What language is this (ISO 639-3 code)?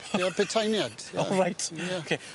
cym